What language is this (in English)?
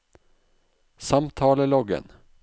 Norwegian